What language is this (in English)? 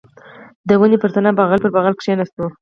Pashto